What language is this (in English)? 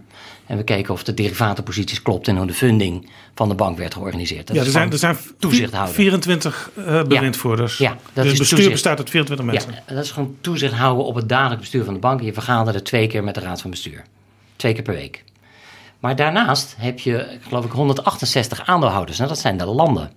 Dutch